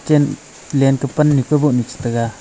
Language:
Wancho Naga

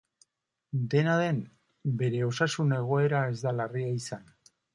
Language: Basque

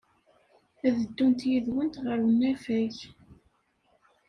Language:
Kabyle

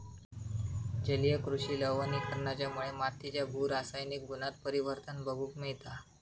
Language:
Marathi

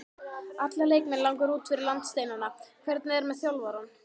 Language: Icelandic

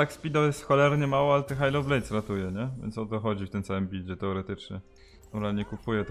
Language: Polish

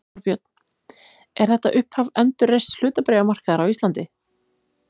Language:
Icelandic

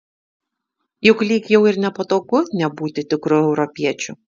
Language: Lithuanian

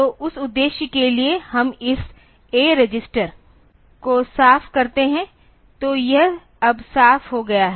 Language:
Hindi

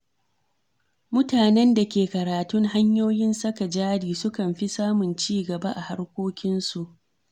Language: Hausa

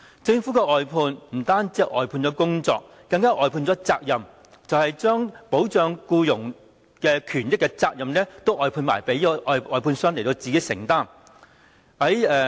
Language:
Cantonese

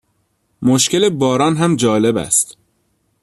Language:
Persian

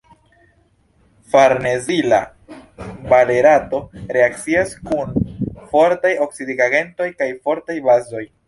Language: Esperanto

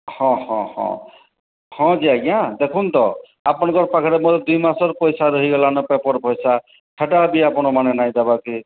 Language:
Odia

